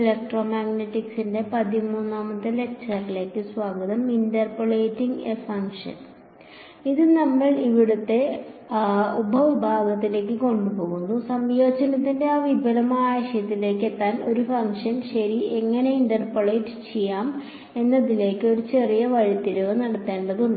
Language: Malayalam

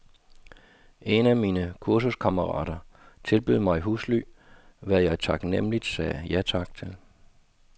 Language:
Danish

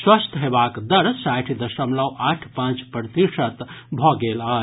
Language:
Maithili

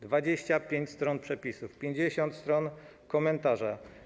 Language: Polish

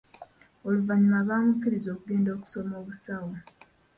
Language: Ganda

